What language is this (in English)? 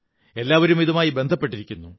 Malayalam